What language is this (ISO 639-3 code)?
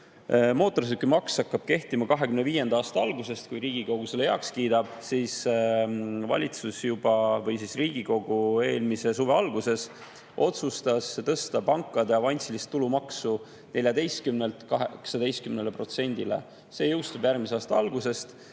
est